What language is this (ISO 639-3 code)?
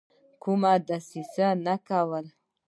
pus